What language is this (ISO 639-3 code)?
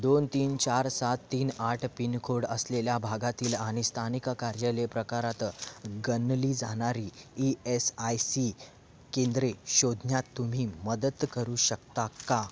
mar